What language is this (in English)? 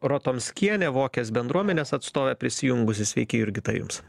Lithuanian